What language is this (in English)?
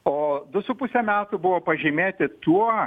Lithuanian